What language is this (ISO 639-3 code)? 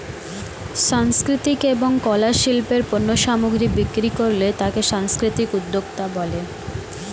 ben